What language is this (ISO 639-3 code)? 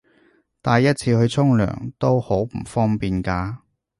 yue